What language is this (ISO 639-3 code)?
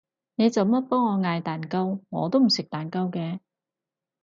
yue